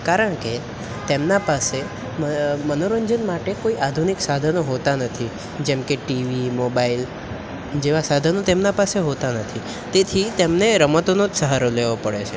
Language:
Gujarati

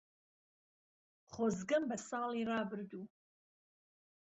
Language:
Central Kurdish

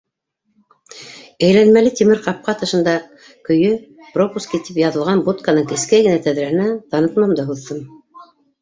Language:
Bashkir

